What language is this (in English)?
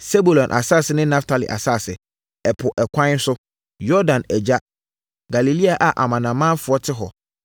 Akan